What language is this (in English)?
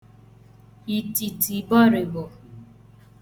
Igbo